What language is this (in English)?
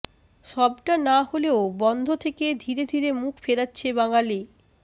Bangla